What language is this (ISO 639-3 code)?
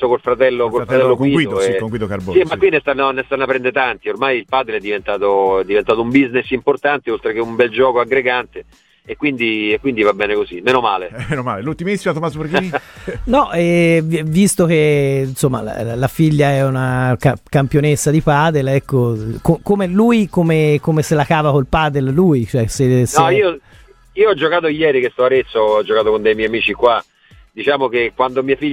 ita